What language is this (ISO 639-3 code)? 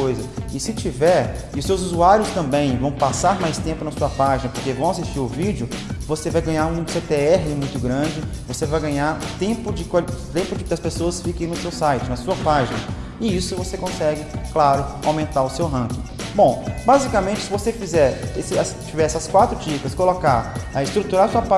por